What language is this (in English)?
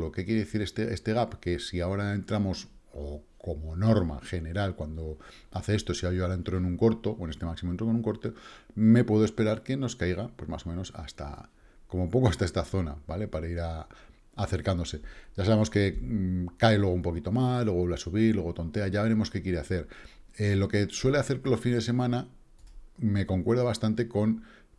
Spanish